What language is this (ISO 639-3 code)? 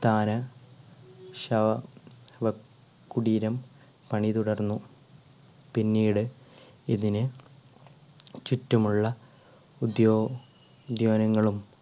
mal